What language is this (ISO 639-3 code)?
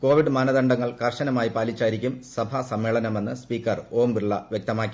mal